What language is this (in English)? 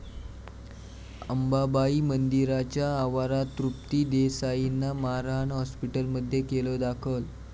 Marathi